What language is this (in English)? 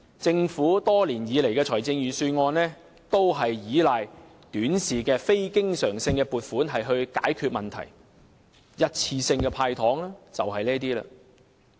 Cantonese